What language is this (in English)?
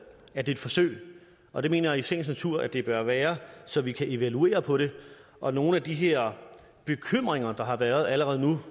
Danish